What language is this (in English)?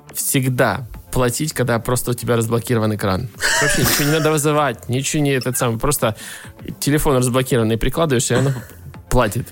Russian